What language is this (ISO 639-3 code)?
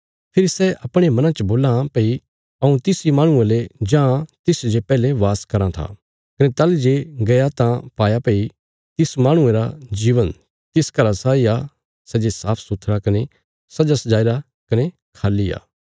kfs